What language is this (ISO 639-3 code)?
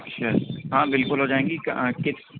urd